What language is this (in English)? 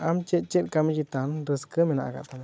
Santali